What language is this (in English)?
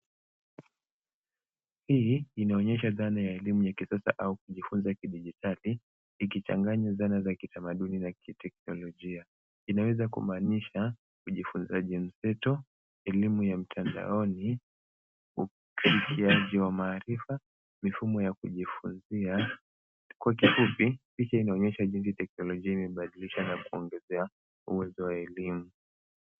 Swahili